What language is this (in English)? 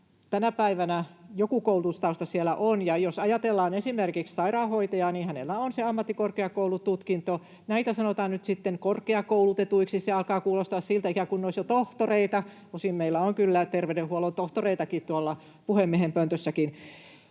Finnish